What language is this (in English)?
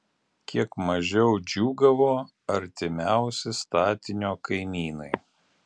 Lithuanian